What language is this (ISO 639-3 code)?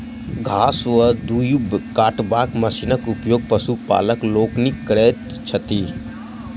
mai